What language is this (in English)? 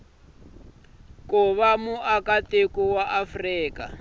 Tsonga